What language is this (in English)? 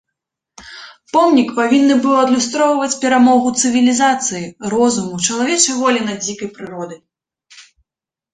Belarusian